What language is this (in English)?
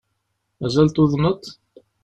Kabyle